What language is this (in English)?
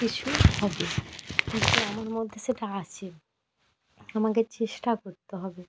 Bangla